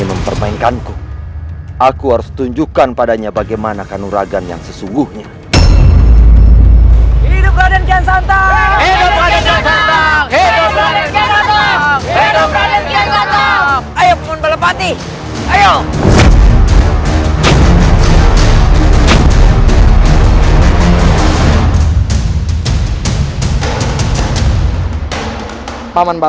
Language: Indonesian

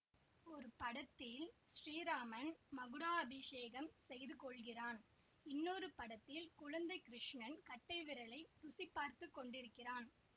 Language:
Tamil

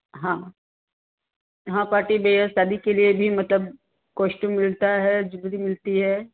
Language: Hindi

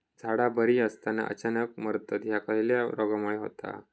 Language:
Marathi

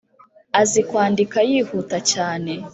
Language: Kinyarwanda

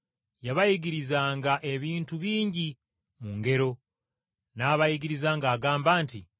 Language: Ganda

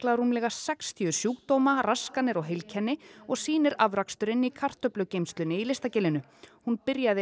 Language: Icelandic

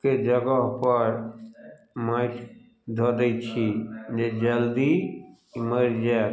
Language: Maithili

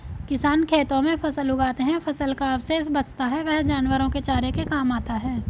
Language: Hindi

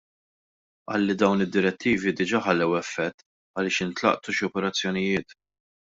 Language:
Maltese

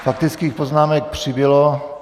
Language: Czech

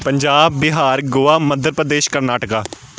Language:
Punjabi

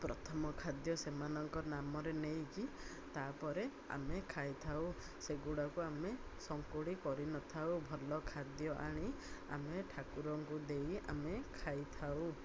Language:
Odia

